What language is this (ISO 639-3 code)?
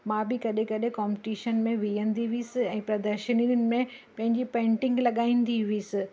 snd